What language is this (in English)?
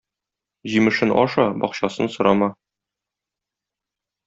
Tatar